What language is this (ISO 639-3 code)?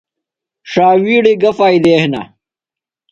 phl